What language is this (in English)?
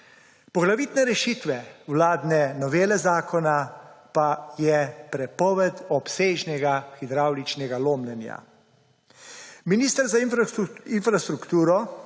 Slovenian